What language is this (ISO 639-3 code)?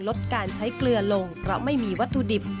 tha